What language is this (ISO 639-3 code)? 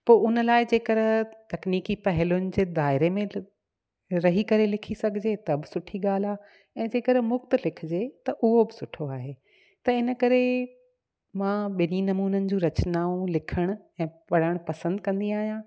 snd